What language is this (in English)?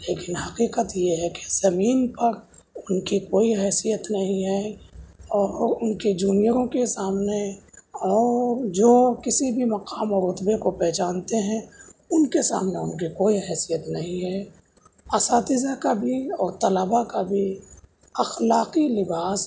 Urdu